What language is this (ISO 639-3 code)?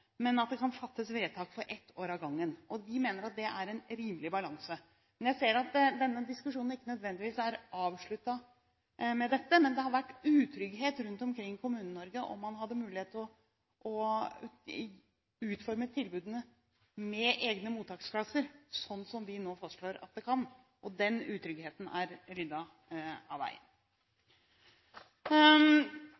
nob